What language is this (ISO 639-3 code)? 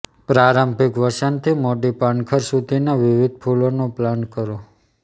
guj